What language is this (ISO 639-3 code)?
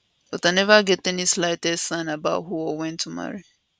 pcm